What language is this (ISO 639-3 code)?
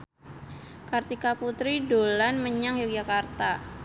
jav